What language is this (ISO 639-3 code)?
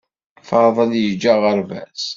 kab